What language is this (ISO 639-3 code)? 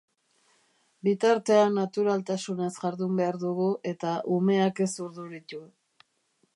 eus